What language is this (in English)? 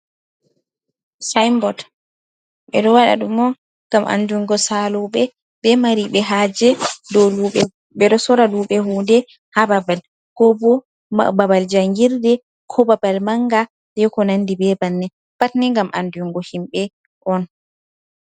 Fula